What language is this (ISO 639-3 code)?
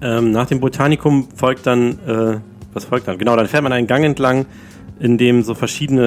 deu